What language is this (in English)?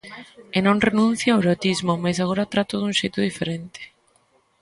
Galician